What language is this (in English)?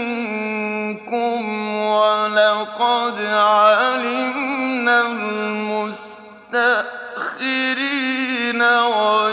Arabic